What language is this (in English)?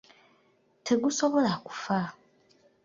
Ganda